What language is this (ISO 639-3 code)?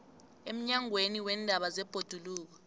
nbl